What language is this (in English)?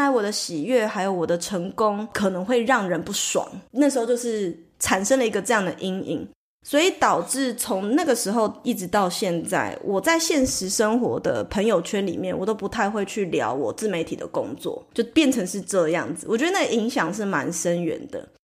Chinese